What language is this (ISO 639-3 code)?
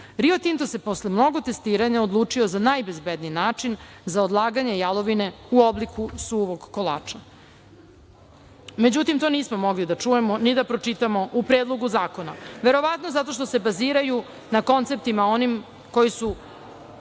srp